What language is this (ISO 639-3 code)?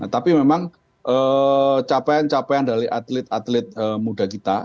ind